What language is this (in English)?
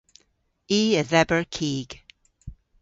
Cornish